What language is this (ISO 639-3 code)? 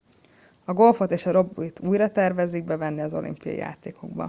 hun